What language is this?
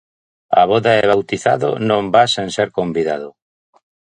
Galician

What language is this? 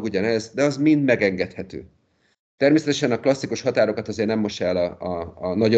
Hungarian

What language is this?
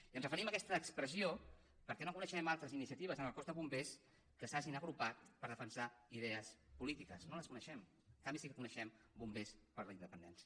Catalan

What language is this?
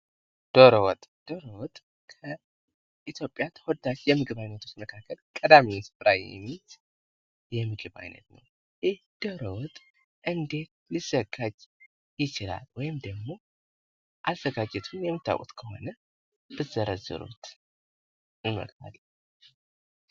Amharic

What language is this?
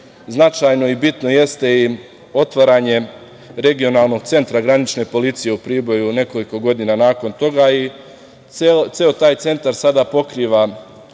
Serbian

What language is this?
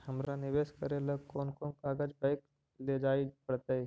Magahi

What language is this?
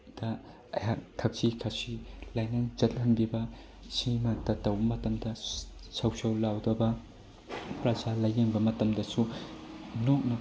Manipuri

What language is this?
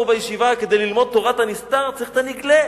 Hebrew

